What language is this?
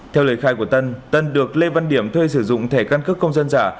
Vietnamese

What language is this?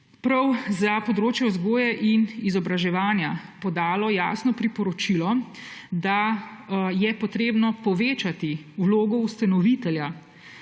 Slovenian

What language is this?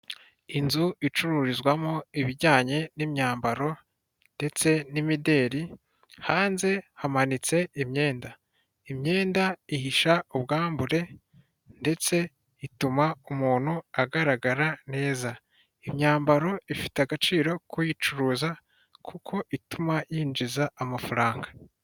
Kinyarwanda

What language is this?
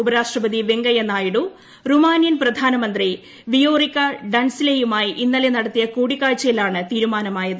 Malayalam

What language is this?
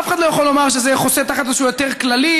Hebrew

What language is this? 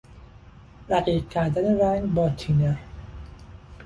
Persian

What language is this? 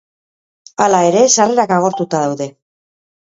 Basque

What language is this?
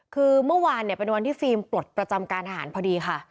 Thai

